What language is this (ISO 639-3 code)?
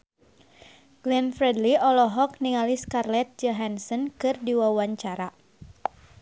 sun